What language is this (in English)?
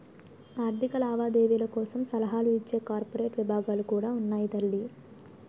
Telugu